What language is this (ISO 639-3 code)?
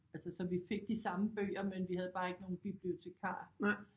dan